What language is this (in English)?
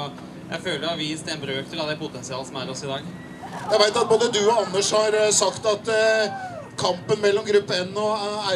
Norwegian